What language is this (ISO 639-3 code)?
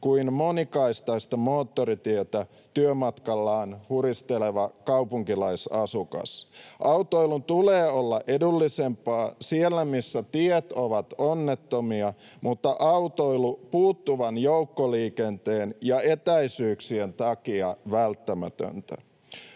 fin